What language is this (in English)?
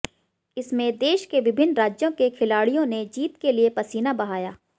Hindi